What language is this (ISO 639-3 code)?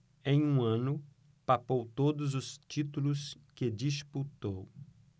por